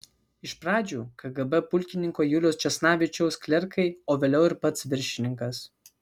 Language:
Lithuanian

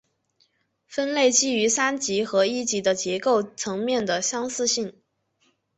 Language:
Chinese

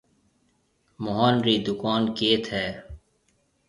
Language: Marwari (Pakistan)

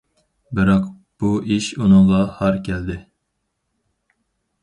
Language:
Uyghur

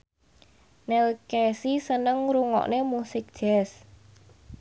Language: Javanese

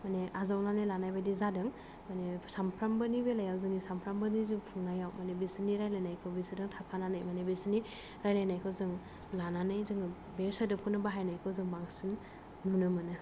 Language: Bodo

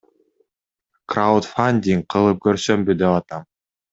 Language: Kyrgyz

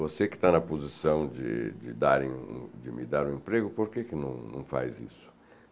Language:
Portuguese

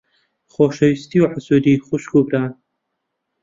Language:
Central Kurdish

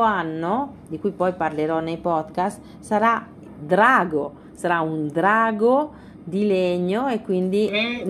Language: Italian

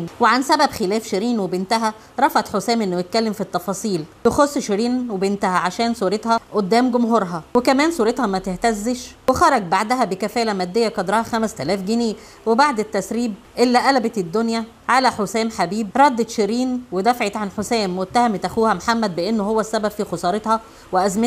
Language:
Arabic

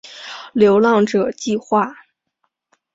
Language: Chinese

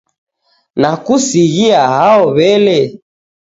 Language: Taita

